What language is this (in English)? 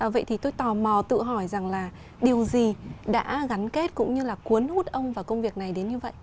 Vietnamese